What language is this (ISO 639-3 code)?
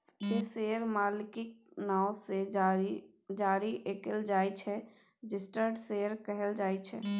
mai